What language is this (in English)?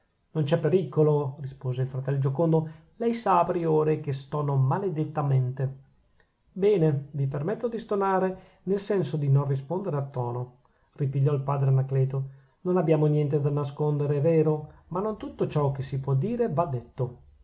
Italian